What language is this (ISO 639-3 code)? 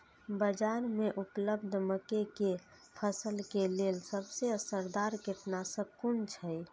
mai